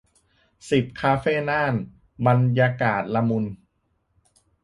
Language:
Thai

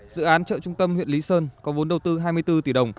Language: Vietnamese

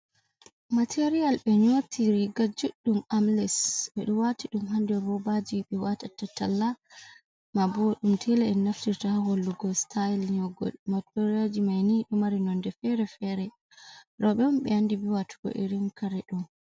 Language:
Fula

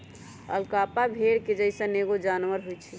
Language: Magahi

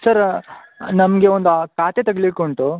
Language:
Kannada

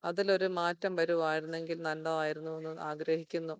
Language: Malayalam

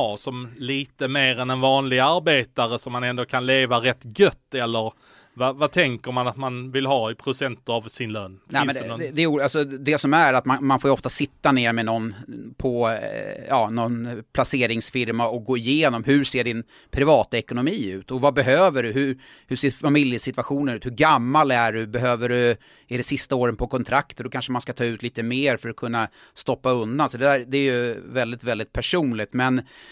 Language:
Swedish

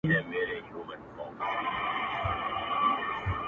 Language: Pashto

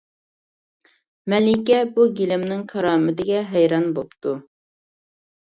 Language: Uyghur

